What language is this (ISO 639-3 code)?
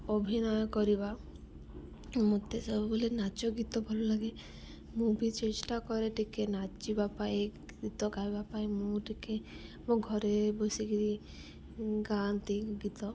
ori